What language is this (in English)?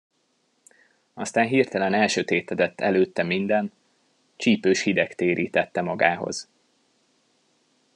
Hungarian